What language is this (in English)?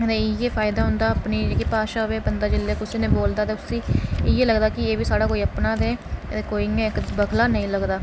Dogri